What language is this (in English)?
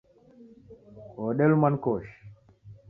Taita